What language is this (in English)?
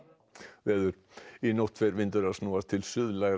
Icelandic